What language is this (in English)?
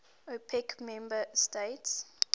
English